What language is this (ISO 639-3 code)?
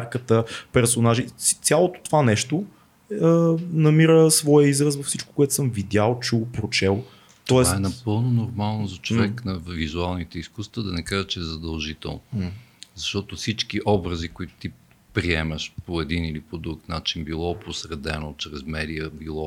bul